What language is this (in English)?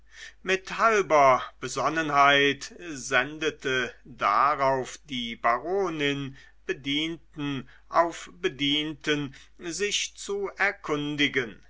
German